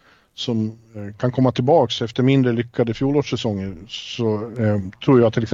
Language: Swedish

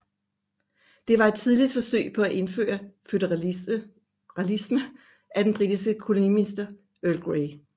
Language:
Danish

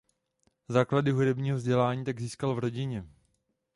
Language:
Czech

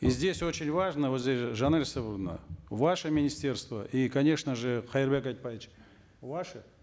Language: Kazakh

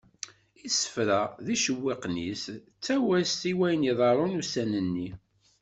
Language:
Kabyle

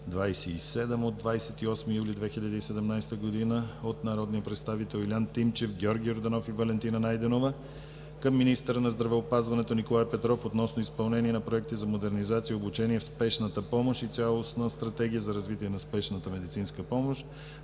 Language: Bulgarian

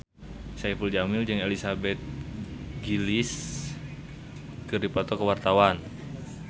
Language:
Sundanese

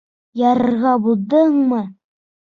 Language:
Bashkir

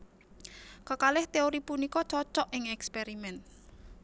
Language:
Javanese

